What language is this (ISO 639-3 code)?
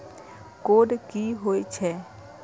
mai